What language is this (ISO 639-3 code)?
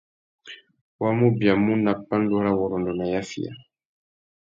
bag